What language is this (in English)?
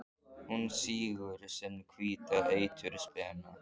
Icelandic